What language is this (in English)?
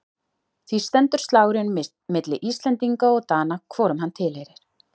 Icelandic